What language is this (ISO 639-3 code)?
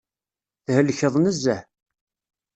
kab